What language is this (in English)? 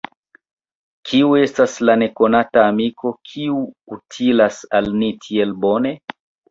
Esperanto